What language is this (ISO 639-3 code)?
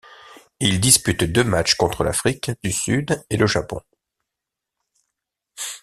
fra